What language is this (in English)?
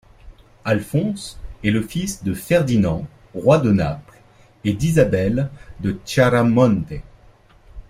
French